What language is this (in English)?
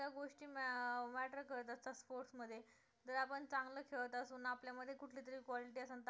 Marathi